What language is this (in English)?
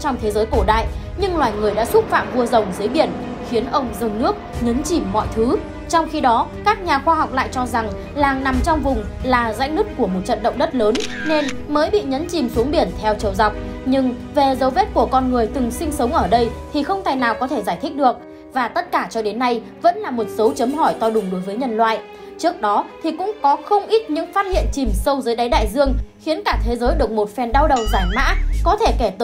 Vietnamese